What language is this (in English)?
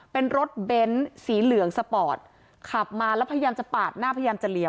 Thai